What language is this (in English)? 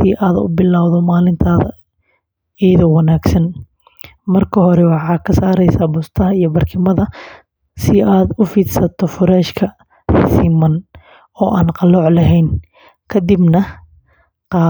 Somali